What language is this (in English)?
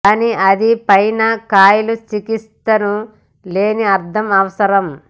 Telugu